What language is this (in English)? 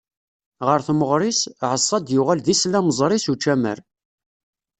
Kabyle